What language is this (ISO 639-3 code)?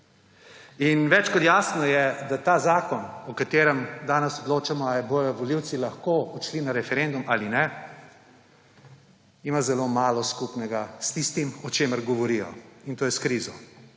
slv